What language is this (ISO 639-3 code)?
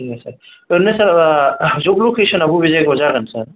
brx